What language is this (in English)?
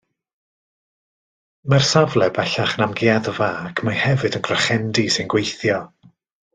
Welsh